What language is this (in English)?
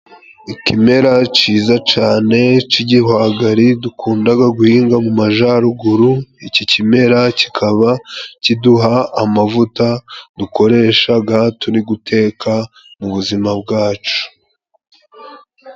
Kinyarwanda